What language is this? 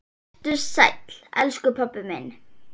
Icelandic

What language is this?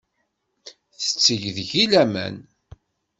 Kabyle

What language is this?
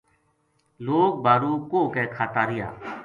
Gujari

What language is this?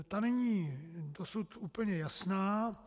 Czech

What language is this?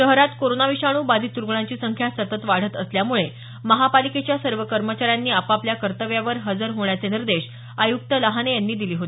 Marathi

